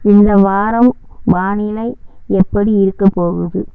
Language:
Tamil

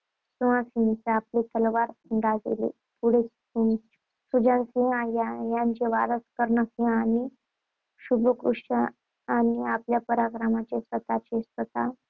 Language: Marathi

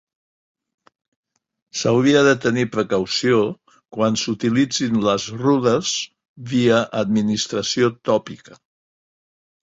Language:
Catalan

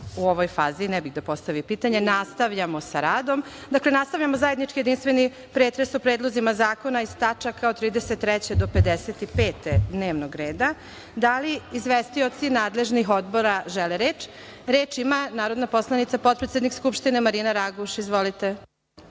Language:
Serbian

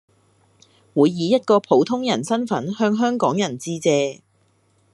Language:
Cantonese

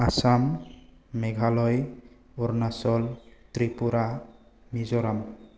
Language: Bodo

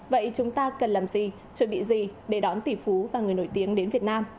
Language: Vietnamese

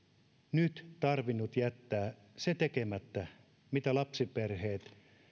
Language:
Finnish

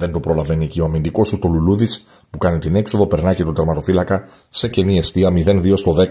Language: Greek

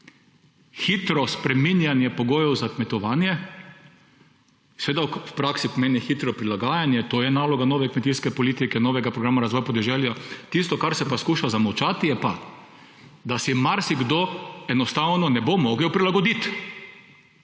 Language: Slovenian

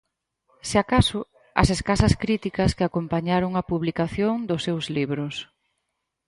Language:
Galician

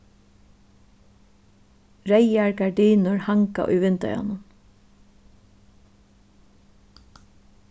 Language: Faroese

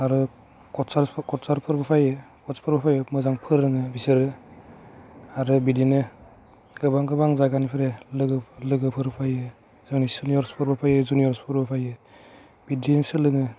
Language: Bodo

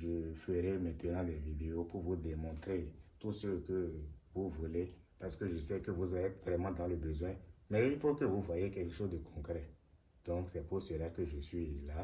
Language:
French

